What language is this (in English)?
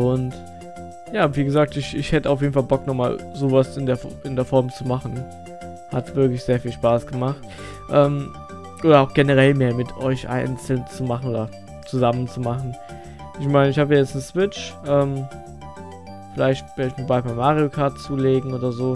German